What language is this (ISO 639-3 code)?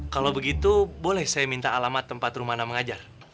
ind